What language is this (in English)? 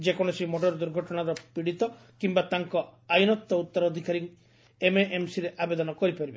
Odia